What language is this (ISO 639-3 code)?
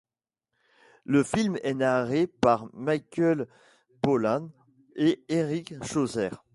fra